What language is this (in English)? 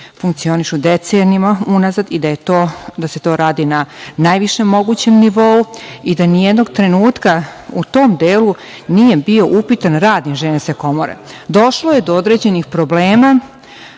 Serbian